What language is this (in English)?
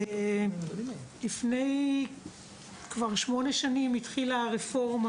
Hebrew